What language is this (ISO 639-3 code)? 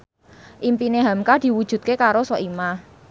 jav